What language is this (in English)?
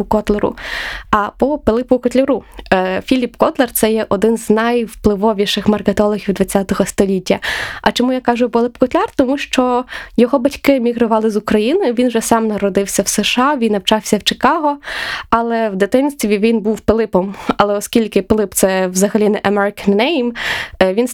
Ukrainian